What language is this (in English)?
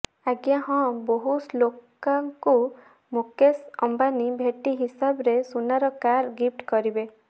Odia